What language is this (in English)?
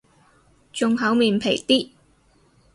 Cantonese